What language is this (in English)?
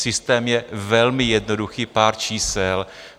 Czech